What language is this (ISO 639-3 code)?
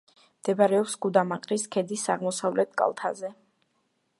kat